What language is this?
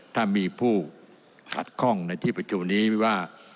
Thai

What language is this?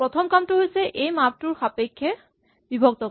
Assamese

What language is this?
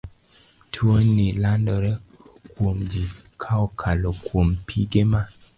Luo (Kenya and Tanzania)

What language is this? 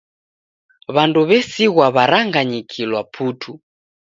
Taita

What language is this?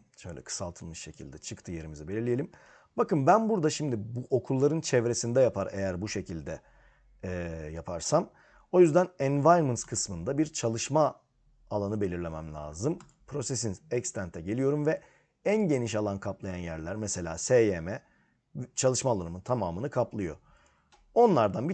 Turkish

